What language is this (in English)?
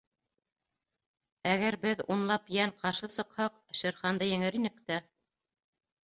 Bashkir